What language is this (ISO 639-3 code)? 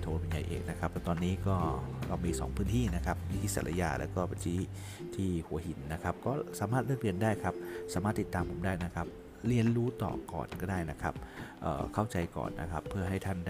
tha